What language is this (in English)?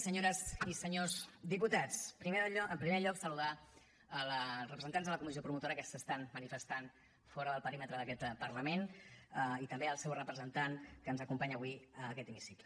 Catalan